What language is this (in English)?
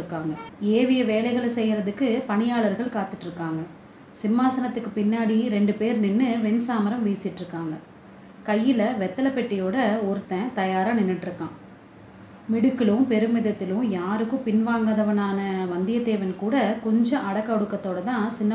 Tamil